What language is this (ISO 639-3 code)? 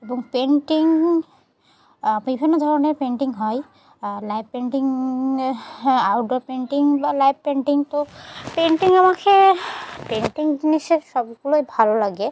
ben